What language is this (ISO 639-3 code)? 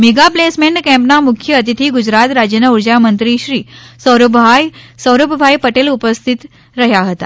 guj